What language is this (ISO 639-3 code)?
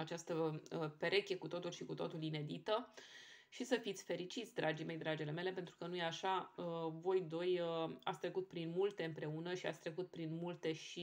ron